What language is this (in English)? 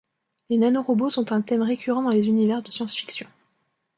French